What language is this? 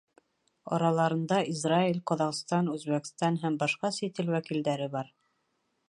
Bashkir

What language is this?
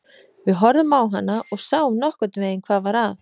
Icelandic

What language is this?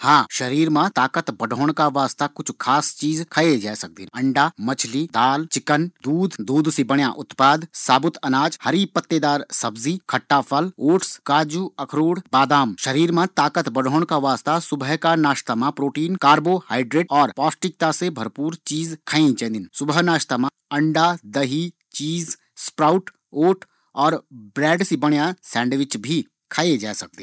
Garhwali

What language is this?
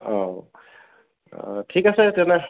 Assamese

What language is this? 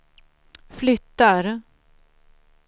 Swedish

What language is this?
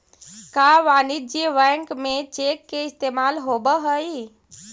Magahi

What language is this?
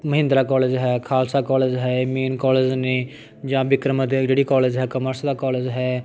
Punjabi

